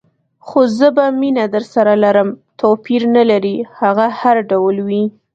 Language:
Pashto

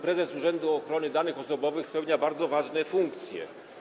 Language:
Polish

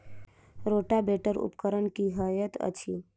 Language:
Maithili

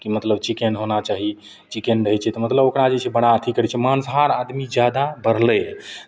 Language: Maithili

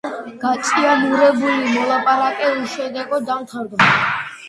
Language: Georgian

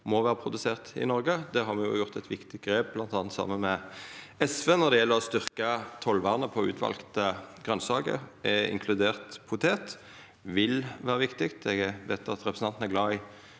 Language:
Norwegian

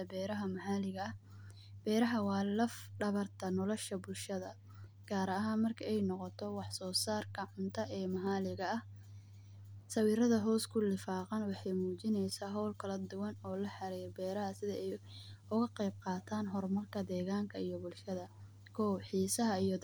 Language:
Somali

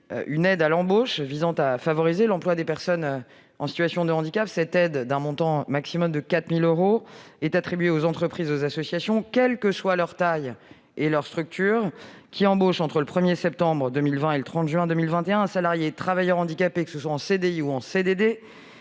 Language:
French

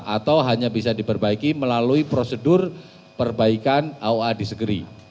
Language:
Indonesian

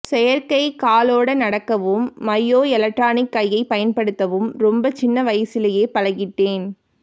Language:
Tamil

